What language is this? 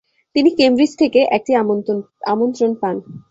Bangla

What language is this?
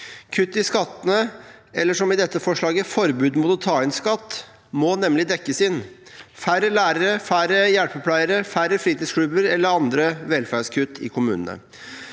Norwegian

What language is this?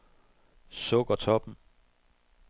Danish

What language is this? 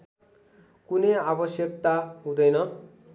Nepali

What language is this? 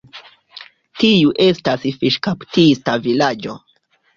Esperanto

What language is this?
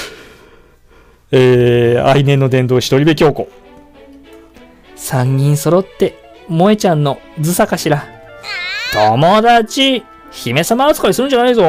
Japanese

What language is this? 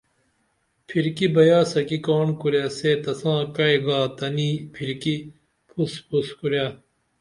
Dameli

